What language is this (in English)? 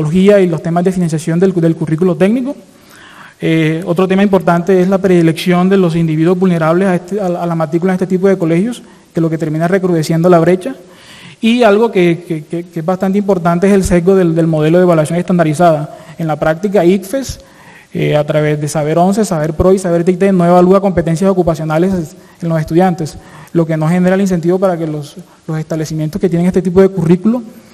Spanish